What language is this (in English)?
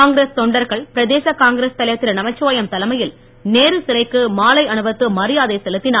Tamil